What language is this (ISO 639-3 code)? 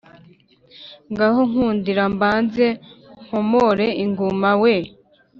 kin